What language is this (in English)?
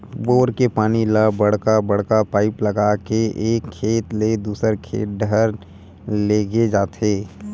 Chhattisgarhi